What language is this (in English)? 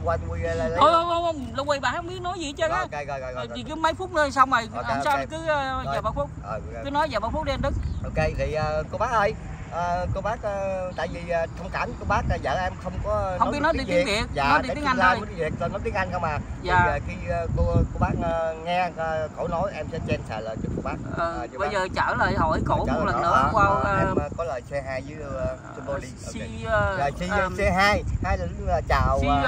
Vietnamese